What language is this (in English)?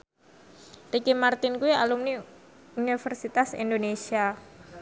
Javanese